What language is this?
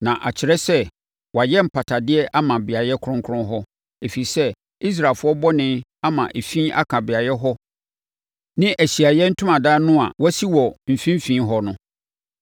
Akan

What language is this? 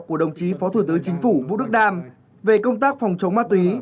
Vietnamese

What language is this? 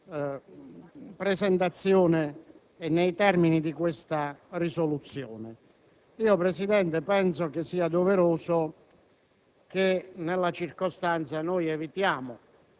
Italian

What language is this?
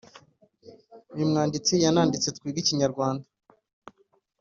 Kinyarwanda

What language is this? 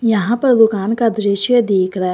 Hindi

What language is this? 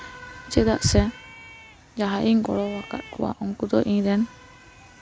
Santali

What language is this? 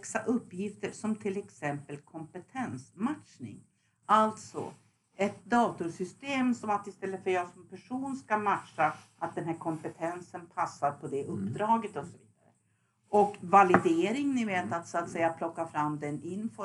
Swedish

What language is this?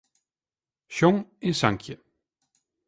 Western Frisian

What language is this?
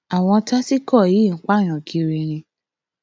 Yoruba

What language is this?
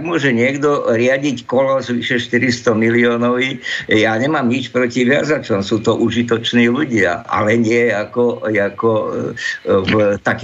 Slovak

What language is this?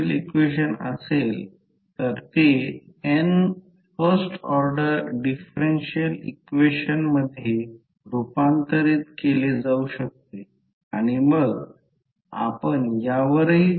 Marathi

